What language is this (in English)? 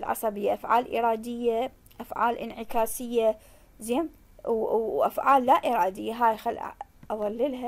Arabic